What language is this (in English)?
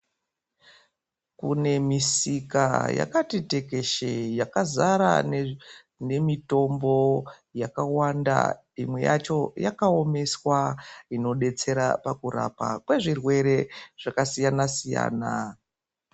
Ndau